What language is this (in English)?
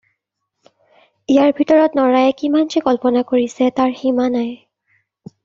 Assamese